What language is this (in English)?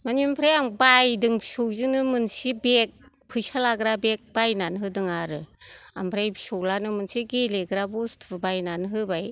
Bodo